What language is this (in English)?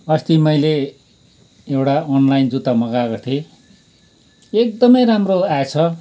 Nepali